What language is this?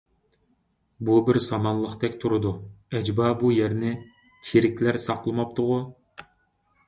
Uyghur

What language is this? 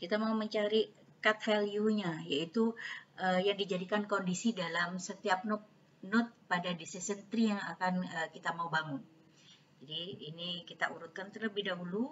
Indonesian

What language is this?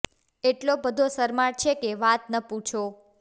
Gujarati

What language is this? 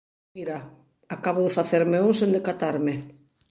Galician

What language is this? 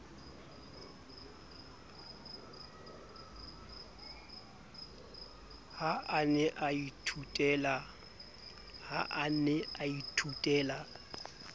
Southern Sotho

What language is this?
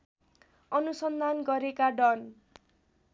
Nepali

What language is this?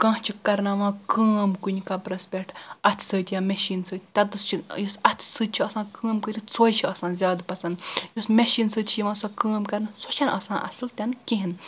Kashmiri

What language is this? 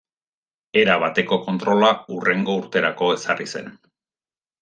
Basque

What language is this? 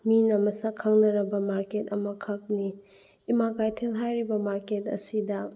Manipuri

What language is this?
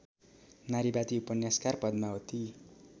Nepali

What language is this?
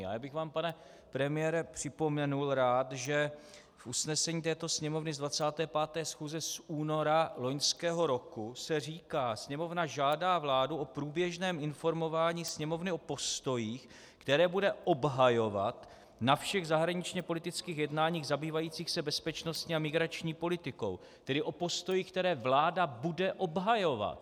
Czech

